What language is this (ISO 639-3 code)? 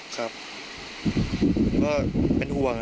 tha